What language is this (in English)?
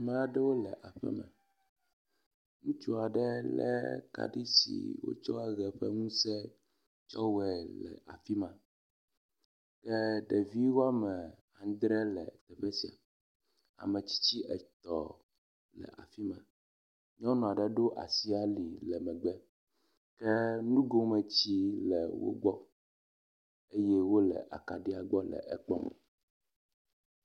Ewe